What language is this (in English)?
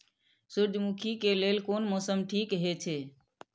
Maithili